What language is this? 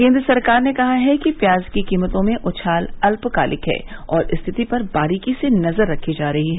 Hindi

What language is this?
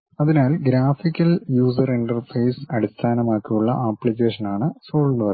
Malayalam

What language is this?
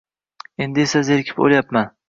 Uzbek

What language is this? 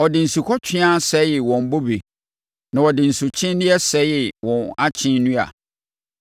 Akan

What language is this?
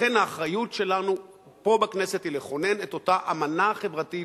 Hebrew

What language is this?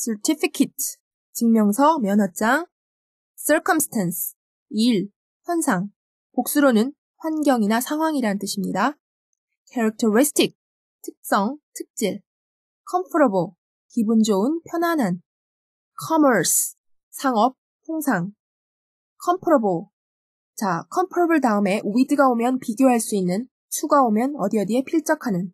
Korean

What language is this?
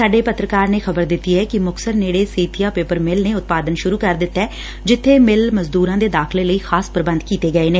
Punjabi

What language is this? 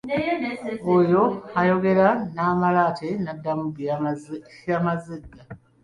Ganda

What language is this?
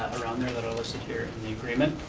English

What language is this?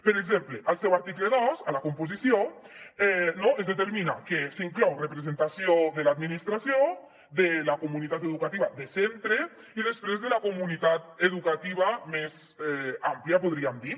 Catalan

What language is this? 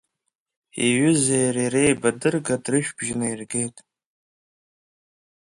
Abkhazian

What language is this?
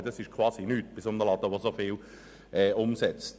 Swiss German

